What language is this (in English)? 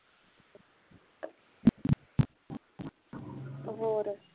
Punjabi